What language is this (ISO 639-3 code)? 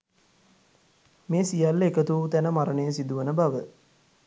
sin